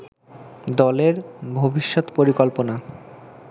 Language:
Bangla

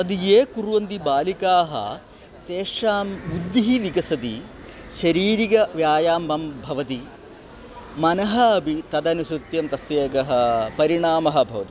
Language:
Sanskrit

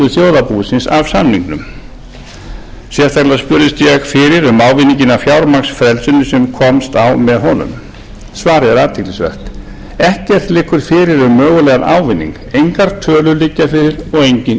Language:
Icelandic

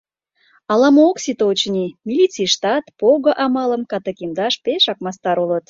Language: Mari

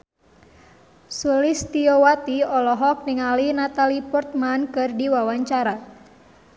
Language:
Sundanese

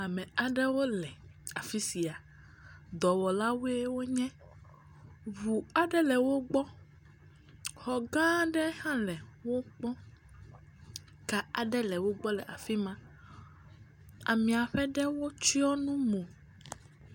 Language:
Ewe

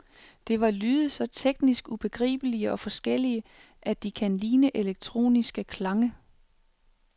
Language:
Danish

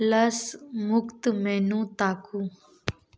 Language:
Maithili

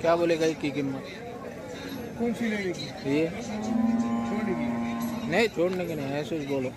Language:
Hindi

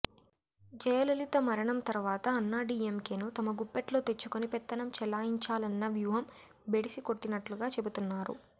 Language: Telugu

